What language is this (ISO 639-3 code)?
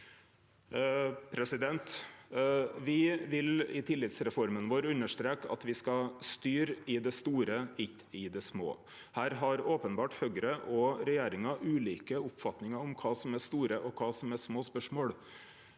nor